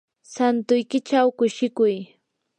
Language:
Yanahuanca Pasco Quechua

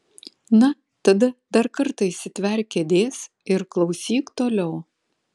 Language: Lithuanian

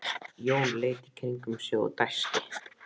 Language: Icelandic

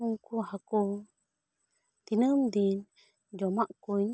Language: Santali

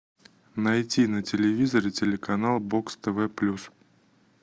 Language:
Russian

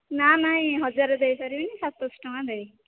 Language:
Odia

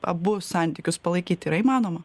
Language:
Lithuanian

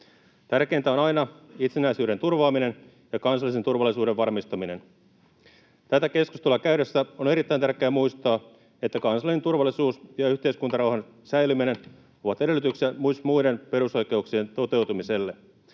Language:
Finnish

